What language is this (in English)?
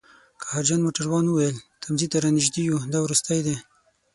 Pashto